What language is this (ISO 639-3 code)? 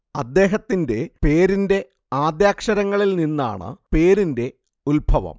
mal